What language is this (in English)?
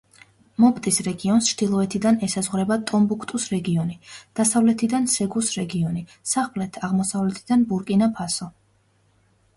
Georgian